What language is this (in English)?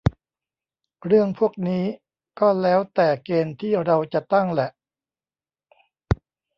Thai